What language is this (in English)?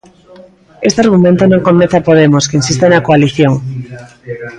Galician